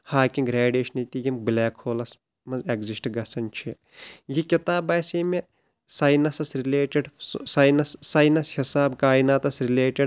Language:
Kashmiri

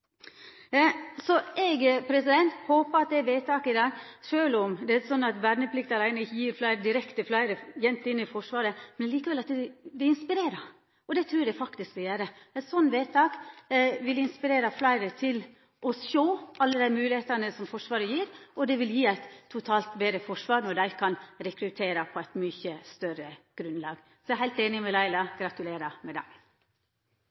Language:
Norwegian Nynorsk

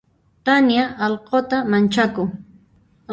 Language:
Puno Quechua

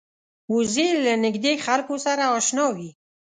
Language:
Pashto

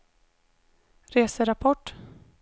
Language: Swedish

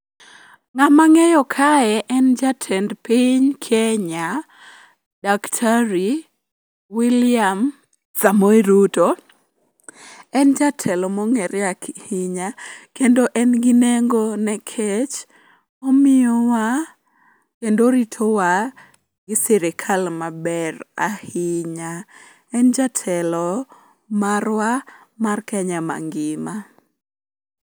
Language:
Luo (Kenya and Tanzania)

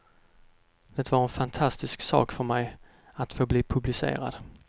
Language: Swedish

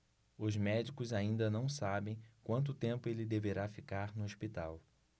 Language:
Portuguese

